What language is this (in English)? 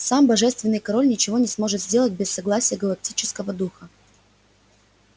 Russian